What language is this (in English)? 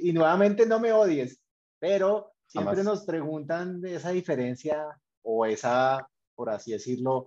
Spanish